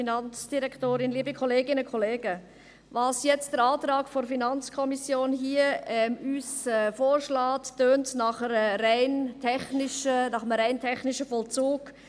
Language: Swiss German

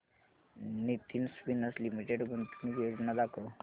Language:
Marathi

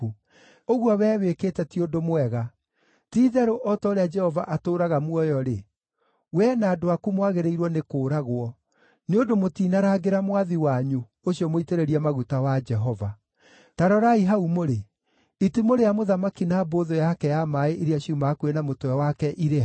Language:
Kikuyu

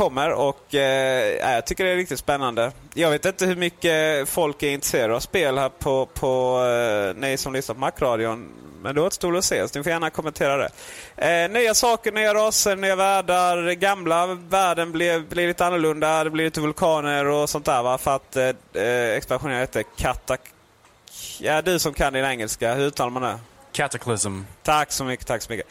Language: Swedish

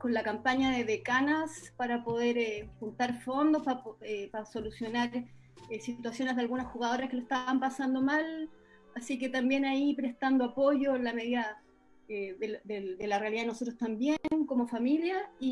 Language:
Spanish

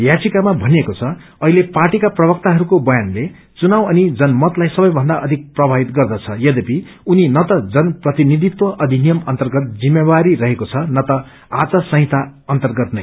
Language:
Nepali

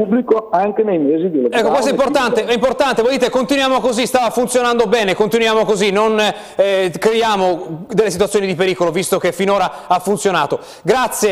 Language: Italian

